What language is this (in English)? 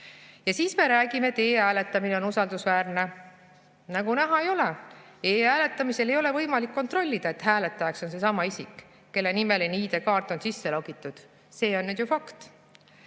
Estonian